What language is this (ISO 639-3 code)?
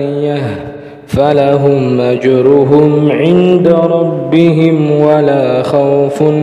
ara